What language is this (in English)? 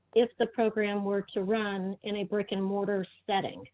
English